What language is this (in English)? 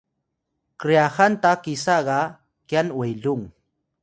Atayal